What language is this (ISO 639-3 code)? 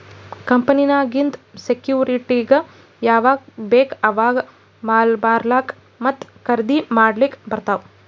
kan